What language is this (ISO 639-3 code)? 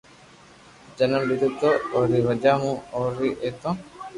lrk